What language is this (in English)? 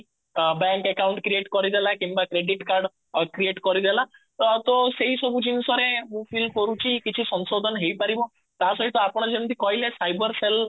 Odia